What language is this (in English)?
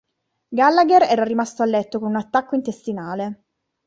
Italian